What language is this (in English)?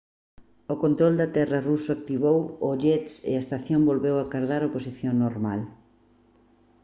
Galician